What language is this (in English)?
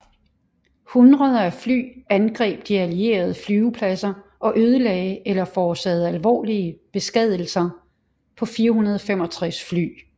Danish